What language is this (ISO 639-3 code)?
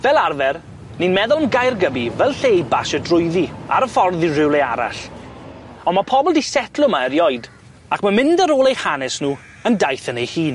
cym